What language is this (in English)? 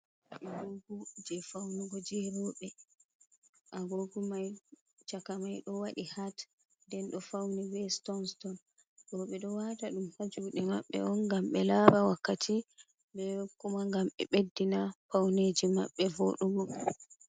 Fula